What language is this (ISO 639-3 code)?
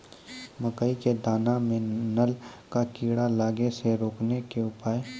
mai